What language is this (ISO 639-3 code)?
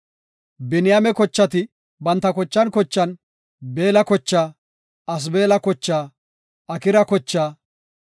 gof